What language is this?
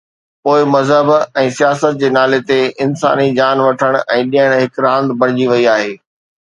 Sindhi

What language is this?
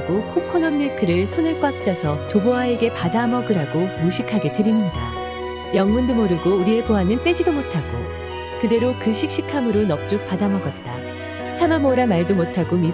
Korean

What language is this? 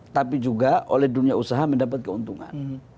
Indonesian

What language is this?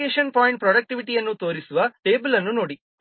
Kannada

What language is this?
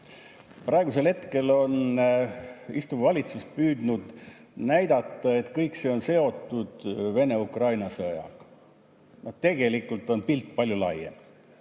Estonian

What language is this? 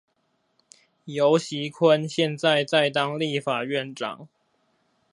Chinese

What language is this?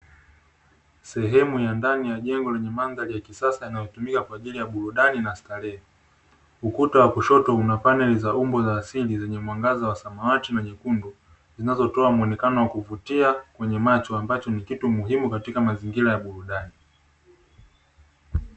Swahili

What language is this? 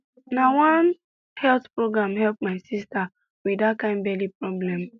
Nigerian Pidgin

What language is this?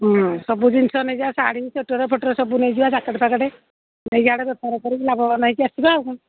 Odia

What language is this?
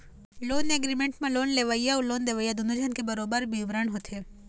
Chhattisgarhi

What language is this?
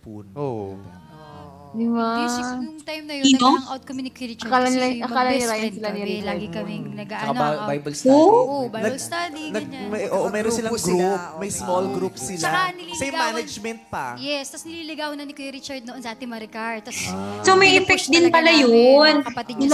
Filipino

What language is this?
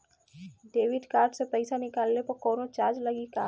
Bhojpuri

